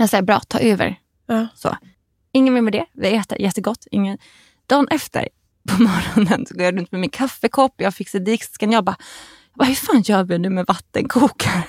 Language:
Swedish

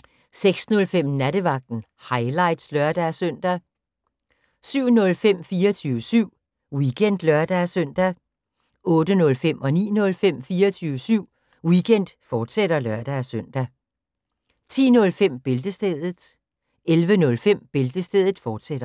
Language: Danish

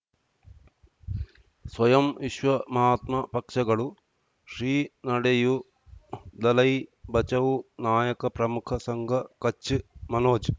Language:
Kannada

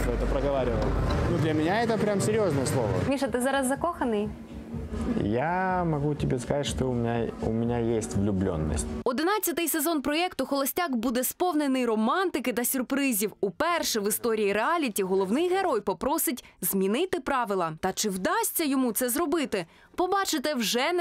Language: Ukrainian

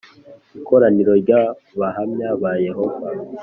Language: Kinyarwanda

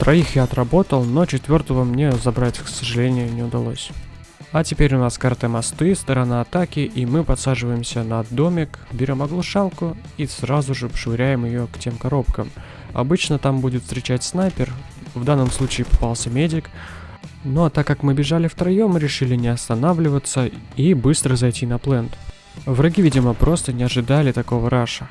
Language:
Russian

